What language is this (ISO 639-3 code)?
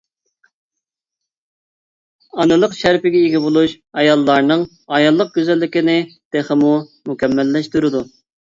uig